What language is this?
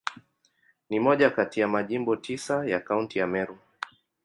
Swahili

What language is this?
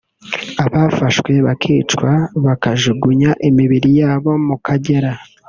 Kinyarwanda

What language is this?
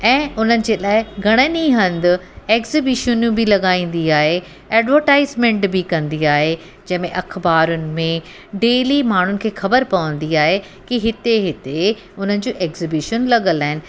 Sindhi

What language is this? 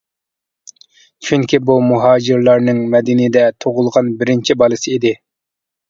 Uyghur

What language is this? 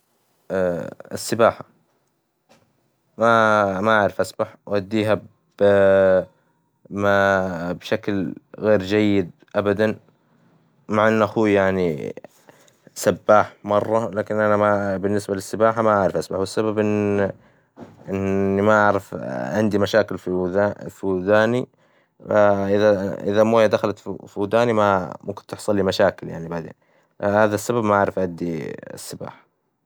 Hijazi Arabic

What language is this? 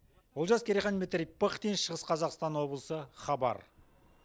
Kazakh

